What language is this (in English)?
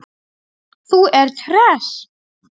Icelandic